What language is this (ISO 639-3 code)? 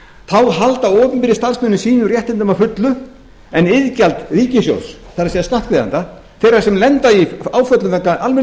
isl